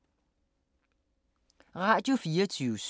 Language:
Danish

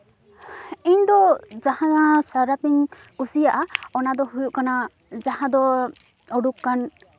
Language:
Santali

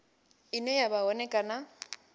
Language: Venda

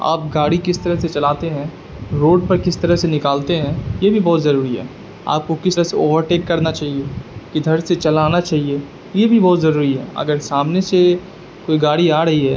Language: Urdu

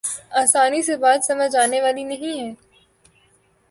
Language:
Urdu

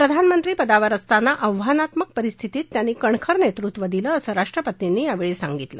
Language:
Marathi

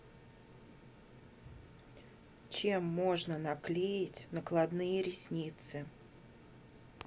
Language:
Russian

